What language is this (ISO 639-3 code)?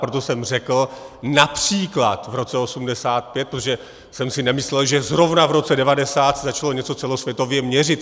ces